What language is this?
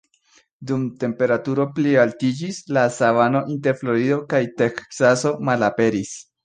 Esperanto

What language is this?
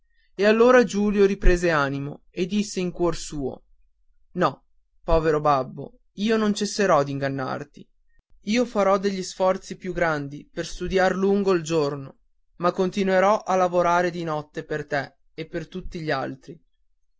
Italian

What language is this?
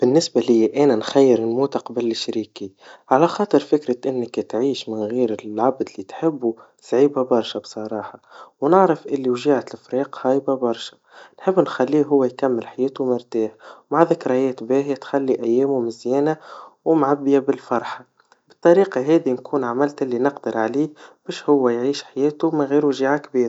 Tunisian Arabic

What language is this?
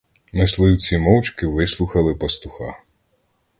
Ukrainian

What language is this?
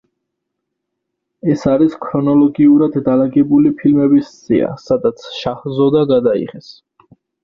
Georgian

